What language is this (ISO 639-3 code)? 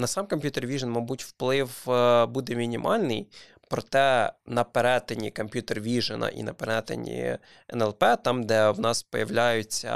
ukr